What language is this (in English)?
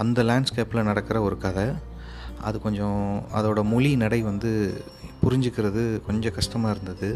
Tamil